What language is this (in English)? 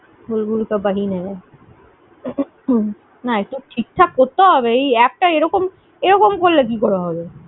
Bangla